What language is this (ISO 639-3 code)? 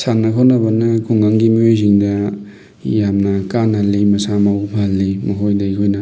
mni